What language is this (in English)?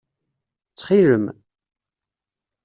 Kabyle